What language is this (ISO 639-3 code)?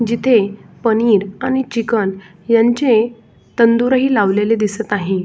mar